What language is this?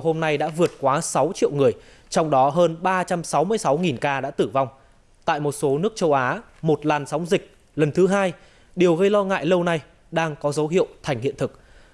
Vietnamese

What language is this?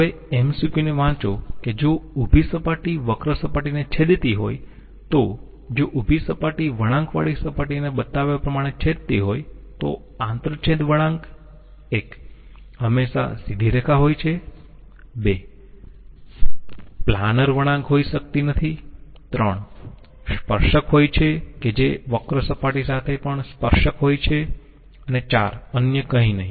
Gujarati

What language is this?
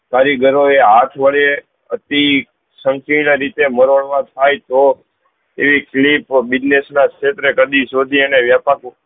Gujarati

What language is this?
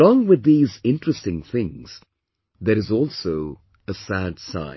English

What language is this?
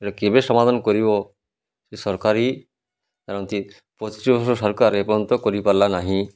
Odia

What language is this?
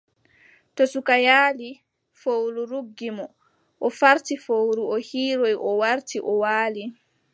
Adamawa Fulfulde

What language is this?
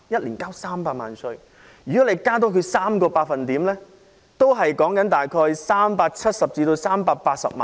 Cantonese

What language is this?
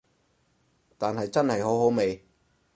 Cantonese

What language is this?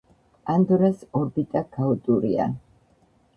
Georgian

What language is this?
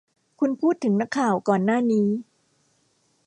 Thai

